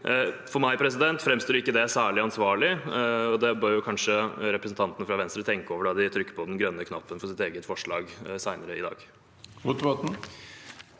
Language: Norwegian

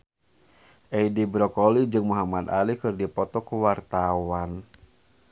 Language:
Sundanese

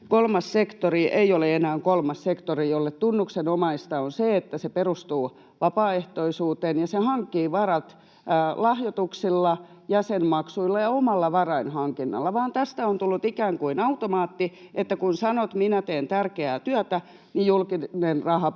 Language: Finnish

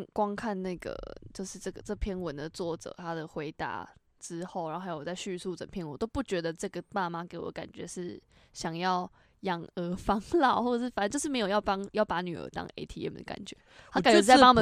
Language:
Chinese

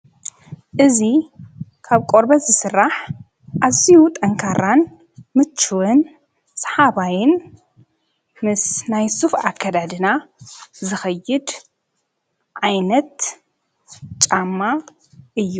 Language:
Tigrinya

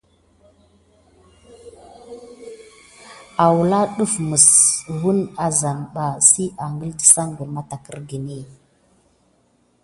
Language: Gidar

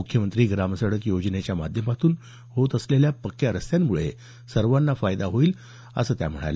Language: Marathi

